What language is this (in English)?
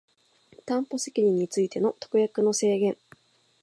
Japanese